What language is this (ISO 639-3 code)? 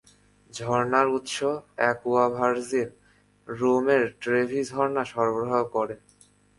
ben